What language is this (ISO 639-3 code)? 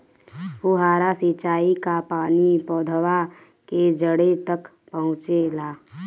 bho